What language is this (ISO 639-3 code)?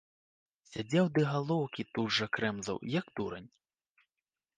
bel